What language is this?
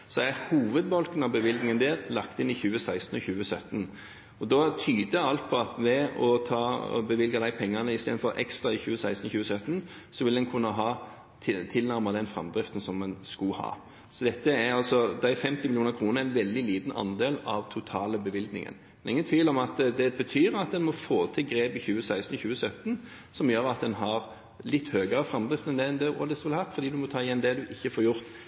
Norwegian Bokmål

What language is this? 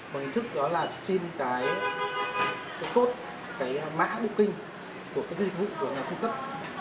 Vietnamese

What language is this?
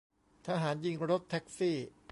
Thai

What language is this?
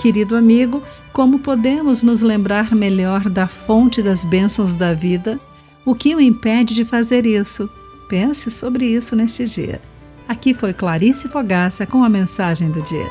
Portuguese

